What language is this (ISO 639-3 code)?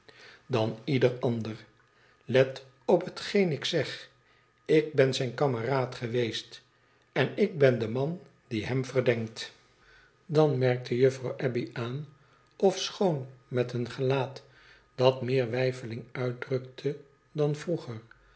nld